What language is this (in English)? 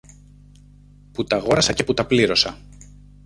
Greek